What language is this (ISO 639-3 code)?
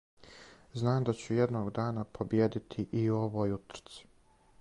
srp